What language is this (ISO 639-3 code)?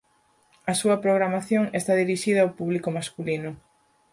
glg